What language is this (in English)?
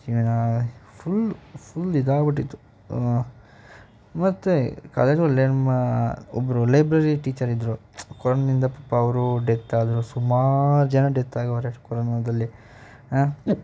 Kannada